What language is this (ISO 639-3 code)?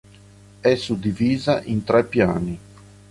ita